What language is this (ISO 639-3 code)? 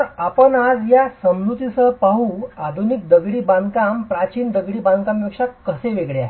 mar